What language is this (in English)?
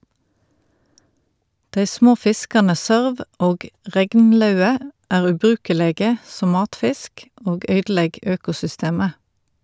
Norwegian